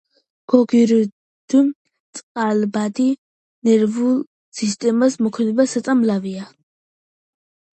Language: Georgian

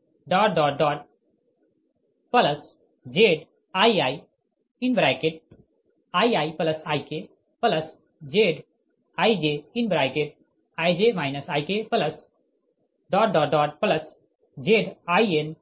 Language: Hindi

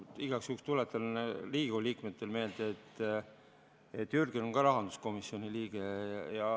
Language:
Estonian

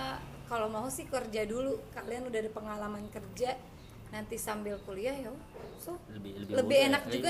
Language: Indonesian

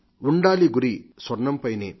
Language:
Telugu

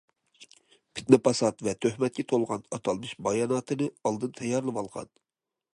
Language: Uyghur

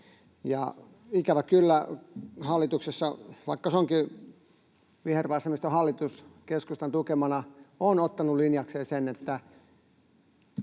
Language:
Finnish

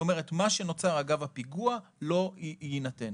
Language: Hebrew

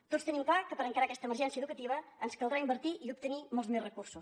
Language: Catalan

